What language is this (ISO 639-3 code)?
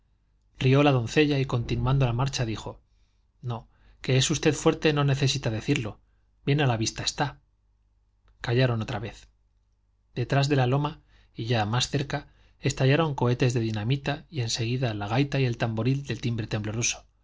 spa